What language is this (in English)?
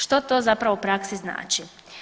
Croatian